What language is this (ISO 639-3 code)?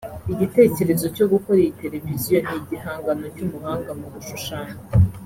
kin